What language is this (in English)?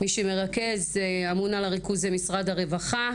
Hebrew